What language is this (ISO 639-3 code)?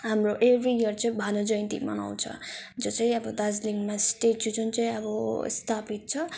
nep